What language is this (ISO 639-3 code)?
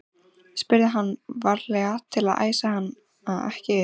isl